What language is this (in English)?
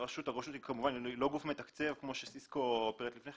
Hebrew